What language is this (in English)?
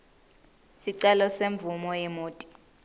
Swati